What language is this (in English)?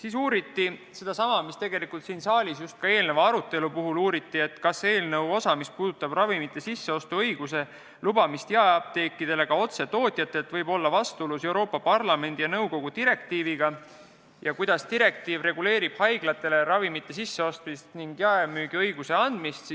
Estonian